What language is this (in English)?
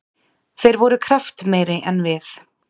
Icelandic